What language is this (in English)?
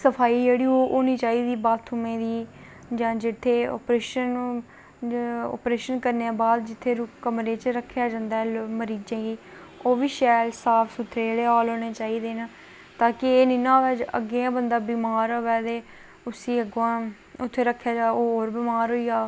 Dogri